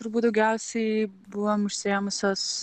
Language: Lithuanian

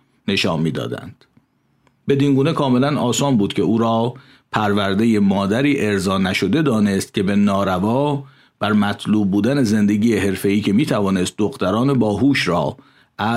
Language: Persian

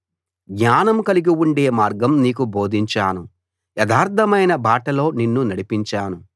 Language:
Telugu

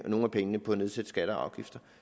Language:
Danish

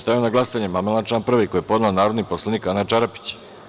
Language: Serbian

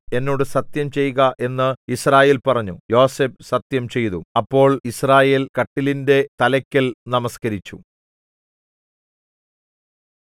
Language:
Malayalam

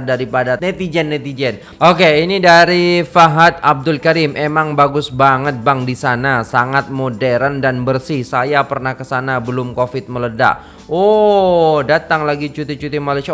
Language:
Indonesian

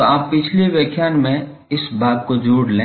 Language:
Hindi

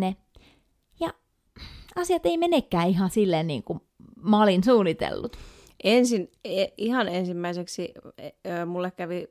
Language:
Finnish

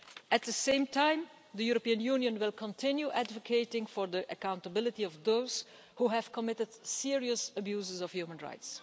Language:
English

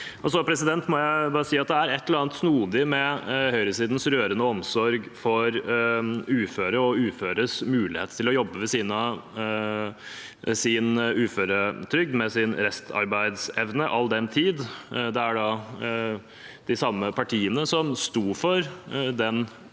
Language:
Norwegian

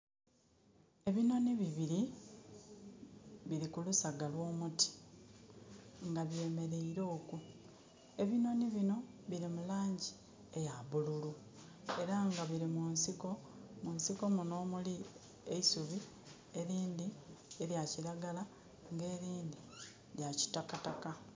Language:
Soga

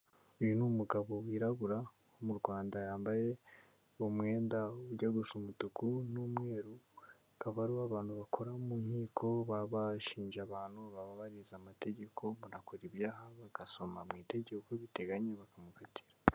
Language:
Kinyarwanda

